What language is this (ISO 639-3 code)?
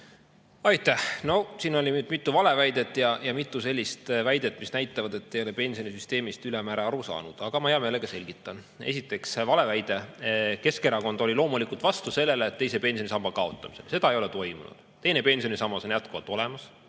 est